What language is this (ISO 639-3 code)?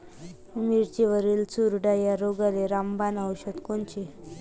mar